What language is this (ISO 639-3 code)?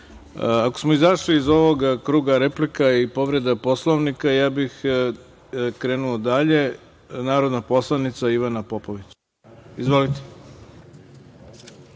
srp